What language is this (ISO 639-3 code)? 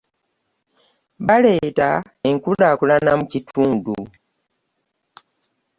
lug